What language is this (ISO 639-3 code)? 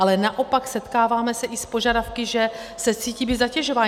ces